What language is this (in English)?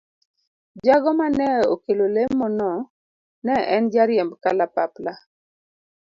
Luo (Kenya and Tanzania)